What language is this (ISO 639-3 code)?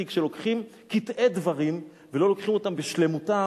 heb